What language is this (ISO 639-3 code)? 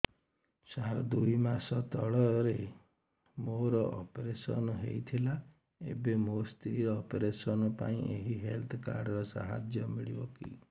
ori